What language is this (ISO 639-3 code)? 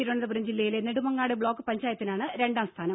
mal